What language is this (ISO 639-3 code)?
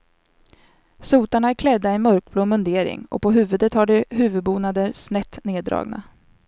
swe